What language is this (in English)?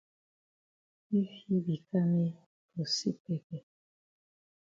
Cameroon Pidgin